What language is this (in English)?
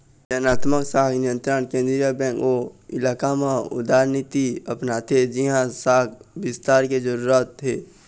Chhattisgarhi